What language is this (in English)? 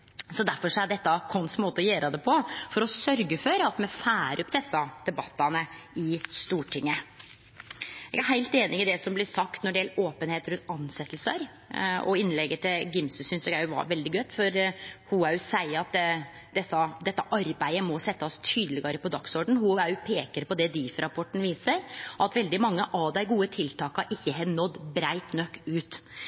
Norwegian Nynorsk